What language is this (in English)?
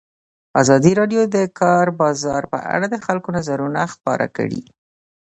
Pashto